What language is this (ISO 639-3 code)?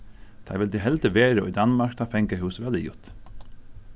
fao